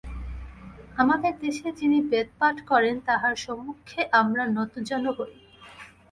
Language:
Bangla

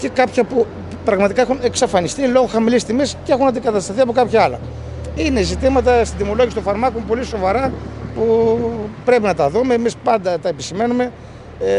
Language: Greek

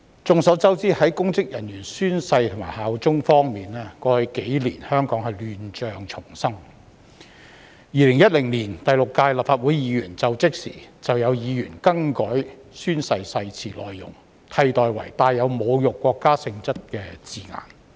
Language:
Cantonese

